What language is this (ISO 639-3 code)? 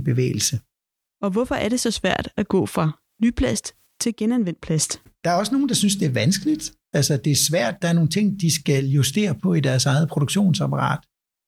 dan